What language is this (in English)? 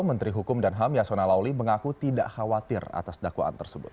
Indonesian